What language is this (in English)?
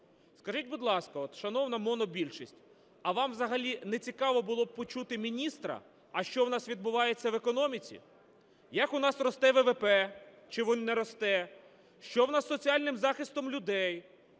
Ukrainian